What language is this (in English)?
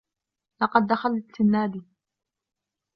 Arabic